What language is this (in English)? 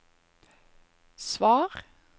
Norwegian